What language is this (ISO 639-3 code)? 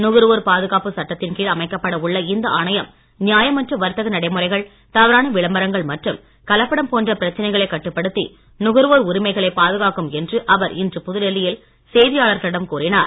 tam